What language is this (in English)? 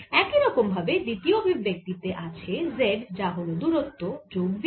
Bangla